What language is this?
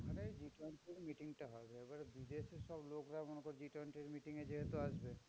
Bangla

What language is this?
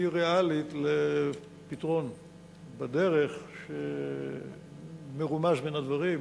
Hebrew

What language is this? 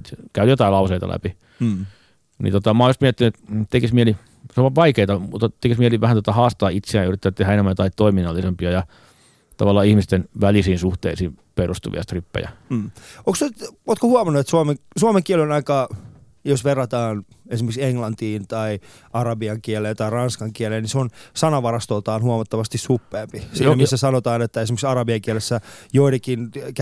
Finnish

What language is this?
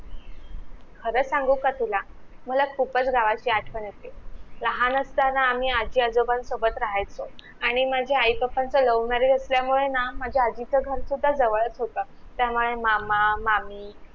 Marathi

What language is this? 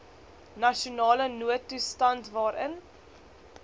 Afrikaans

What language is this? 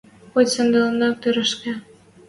Western Mari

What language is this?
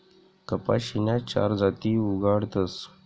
Marathi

